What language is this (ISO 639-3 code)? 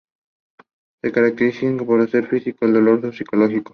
spa